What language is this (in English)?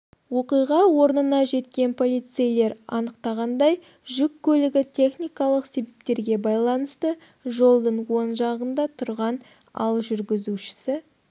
Kazakh